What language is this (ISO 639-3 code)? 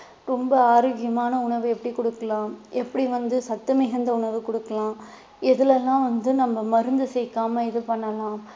tam